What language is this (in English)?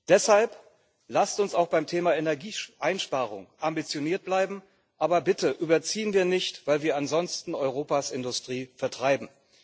German